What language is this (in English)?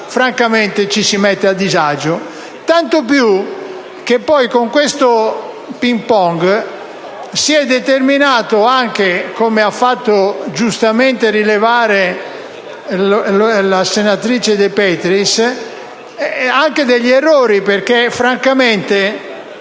Italian